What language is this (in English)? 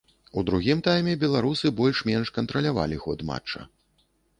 Belarusian